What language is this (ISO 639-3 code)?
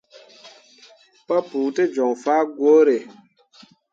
mua